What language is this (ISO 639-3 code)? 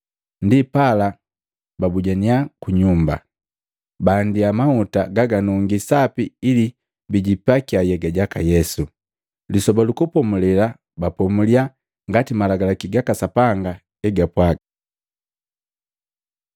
mgv